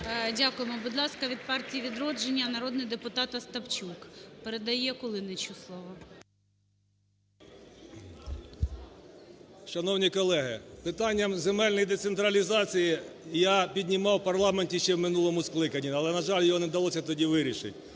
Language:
Ukrainian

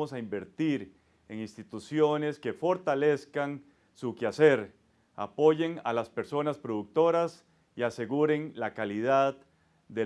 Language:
Spanish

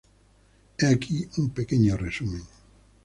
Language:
Spanish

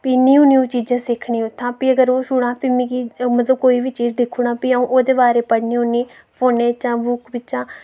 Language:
Dogri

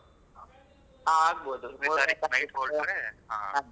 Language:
Kannada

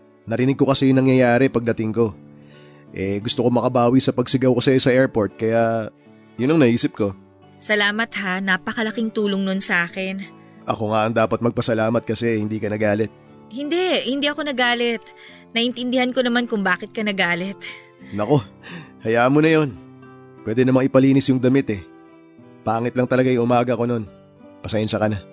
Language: Filipino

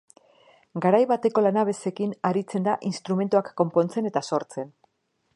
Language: Basque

